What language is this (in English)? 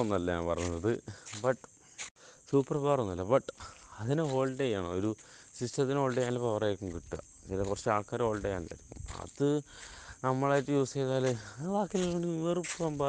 Malayalam